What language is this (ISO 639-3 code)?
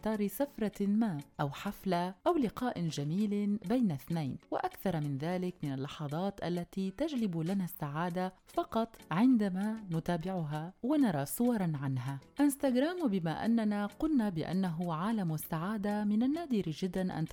ara